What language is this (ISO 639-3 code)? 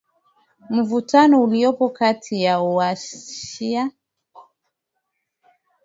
swa